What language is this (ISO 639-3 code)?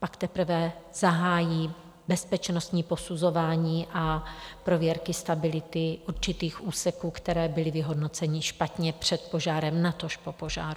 ces